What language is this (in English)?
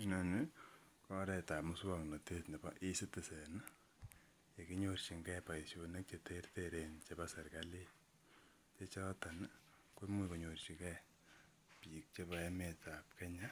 Kalenjin